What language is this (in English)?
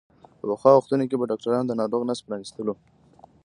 Pashto